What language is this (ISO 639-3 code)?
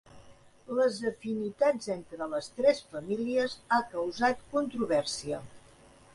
cat